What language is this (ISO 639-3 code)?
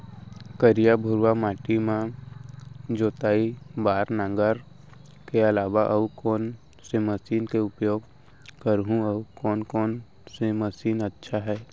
hne